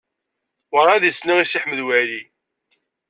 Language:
Kabyle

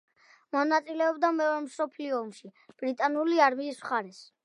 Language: Georgian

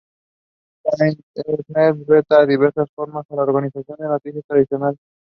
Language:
English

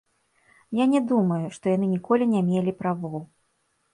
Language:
Belarusian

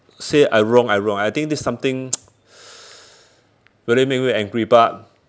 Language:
English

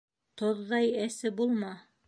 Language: Bashkir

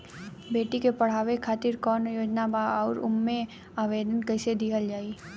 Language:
Bhojpuri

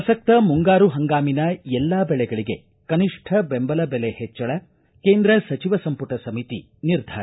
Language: Kannada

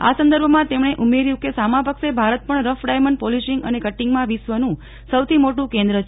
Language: Gujarati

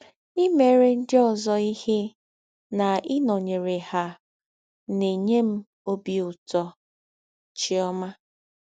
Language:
Igbo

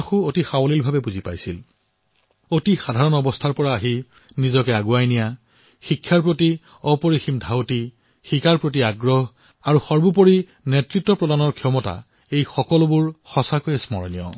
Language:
Assamese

